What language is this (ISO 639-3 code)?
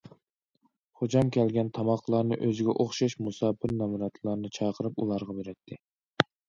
uig